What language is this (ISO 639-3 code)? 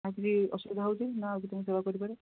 ori